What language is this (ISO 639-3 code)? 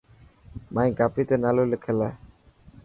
mki